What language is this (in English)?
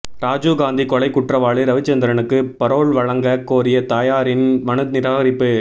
Tamil